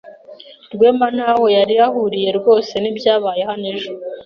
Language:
Kinyarwanda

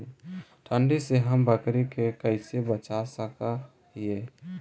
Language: Magahi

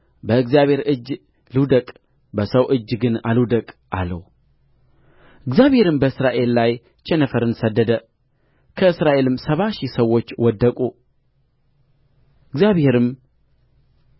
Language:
Amharic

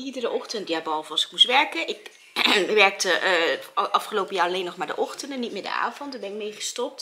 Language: Dutch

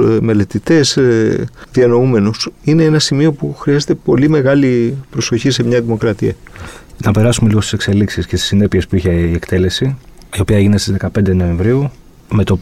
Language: Greek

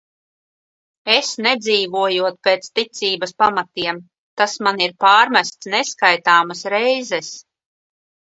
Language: Latvian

